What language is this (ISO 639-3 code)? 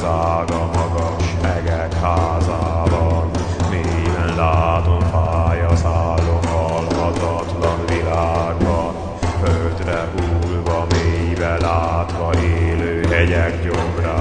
hun